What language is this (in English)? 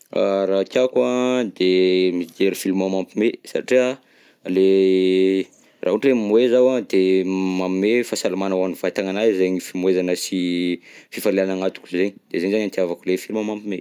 Southern Betsimisaraka Malagasy